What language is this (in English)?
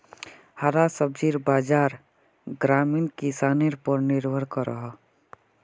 Magahi